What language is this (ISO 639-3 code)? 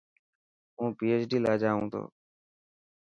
mki